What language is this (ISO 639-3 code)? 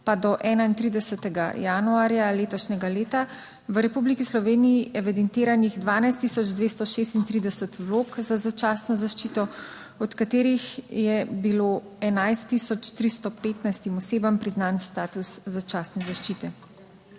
slv